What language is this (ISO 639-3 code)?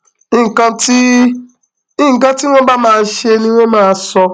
yor